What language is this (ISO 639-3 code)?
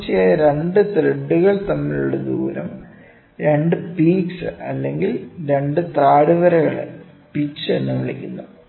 mal